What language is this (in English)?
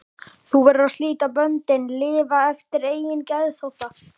Icelandic